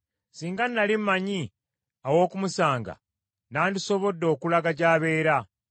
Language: Ganda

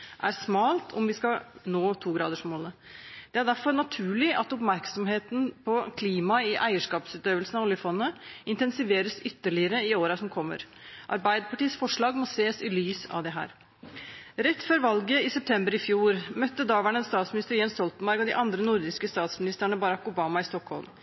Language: Norwegian Bokmål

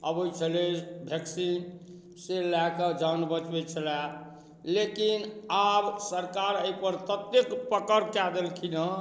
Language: Maithili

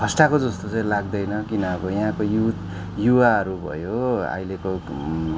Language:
Nepali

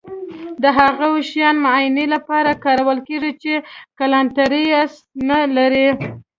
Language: Pashto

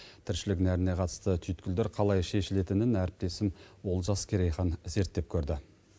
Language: Kazakh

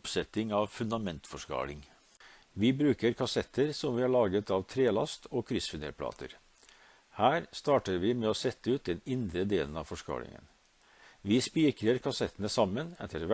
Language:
Norwegian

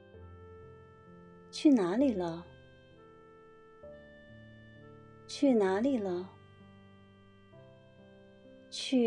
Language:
Chinese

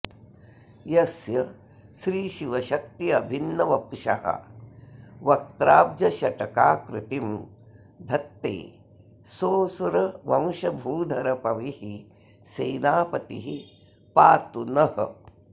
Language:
Sanskrit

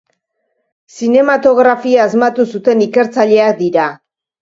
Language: Basque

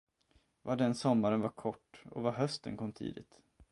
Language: Swedish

